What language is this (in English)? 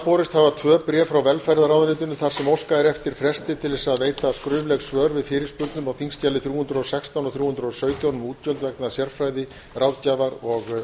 Icelandic